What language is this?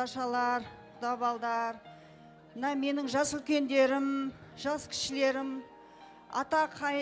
Turkish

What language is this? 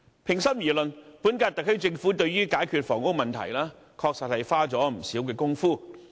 Cantonese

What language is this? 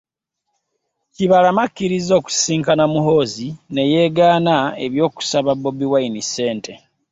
Ganda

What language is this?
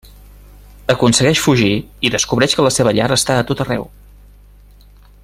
Catalan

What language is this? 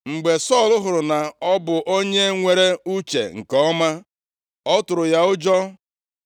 Igbo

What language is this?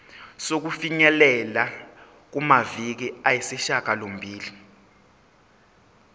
Zulu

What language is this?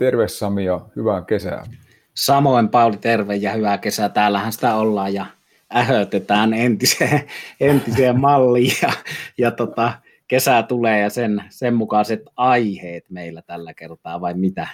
Finnish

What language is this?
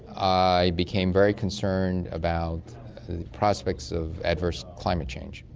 English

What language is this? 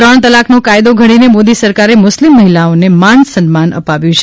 Gujarati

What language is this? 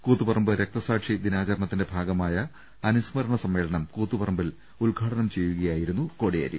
Malayalam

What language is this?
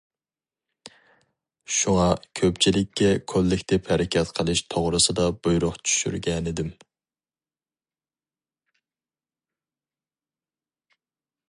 Uyghur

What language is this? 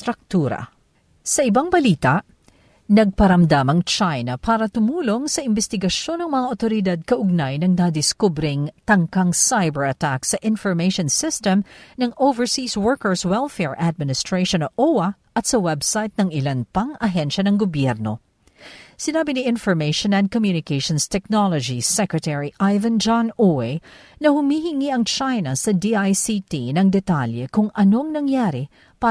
Filipino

